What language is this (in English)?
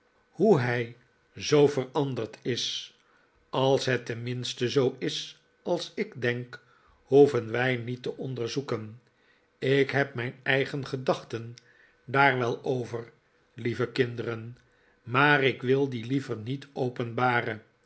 Dutch